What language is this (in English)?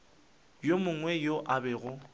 Northern Sotho